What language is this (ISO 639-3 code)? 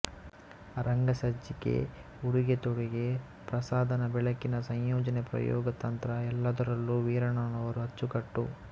kan